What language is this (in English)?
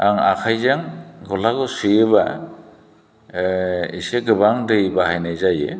Bodo